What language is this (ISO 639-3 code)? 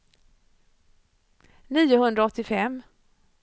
swe